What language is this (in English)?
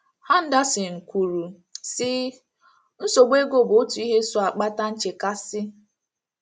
Igbo